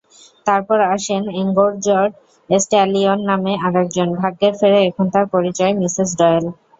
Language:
Bangla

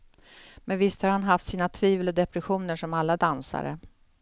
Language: Swedish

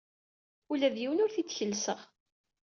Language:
Kabyle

